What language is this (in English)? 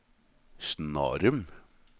Norwegian